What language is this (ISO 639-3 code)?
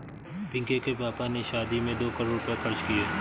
hin